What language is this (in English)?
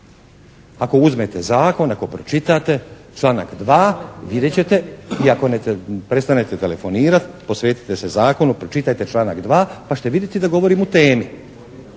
Croatian